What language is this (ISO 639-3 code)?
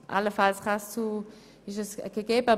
gsw